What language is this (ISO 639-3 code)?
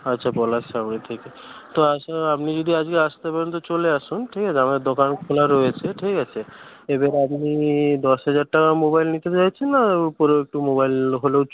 ben